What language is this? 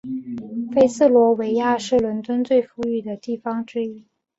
Chinese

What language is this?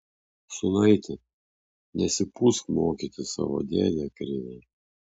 Lithuanian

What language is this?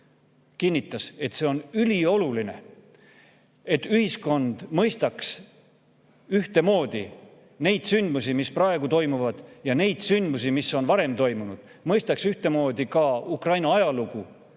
Estonian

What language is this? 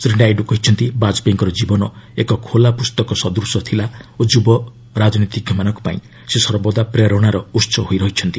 Odia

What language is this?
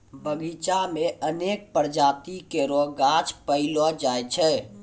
Maithili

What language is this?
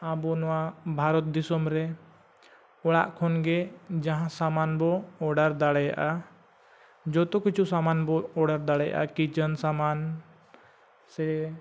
Santali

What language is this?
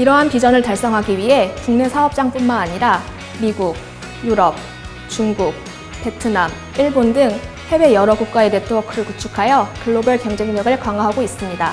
Korean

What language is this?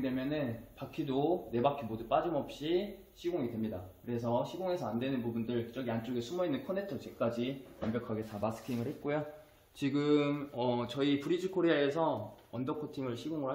Korean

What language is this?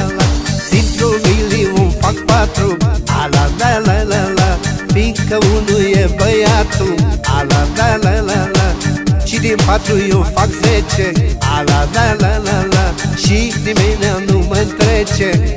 Romanian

